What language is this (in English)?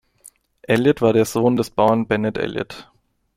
German